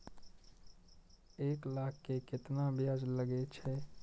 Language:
Maithili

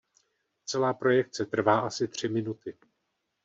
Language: Czech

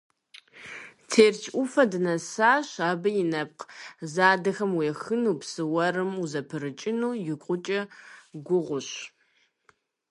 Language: Kabardian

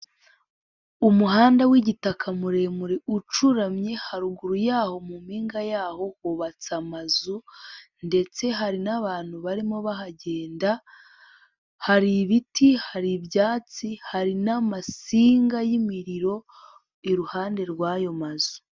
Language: Kinyarwanda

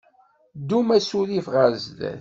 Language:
Kabyle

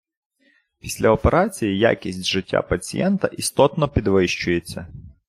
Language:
Ukrainian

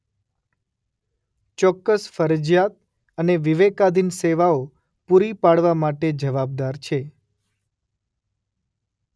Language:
Gujarati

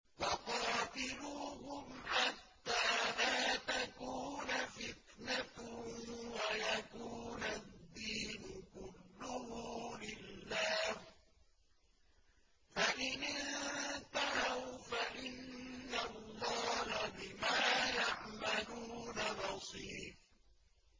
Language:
Arabic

